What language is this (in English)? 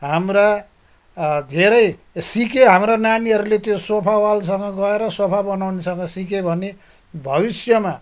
Nepali